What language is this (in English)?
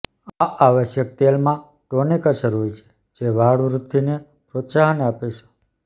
Gujarati